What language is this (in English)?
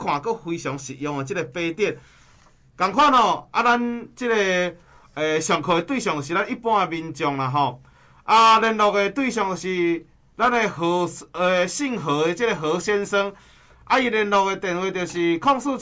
Chinese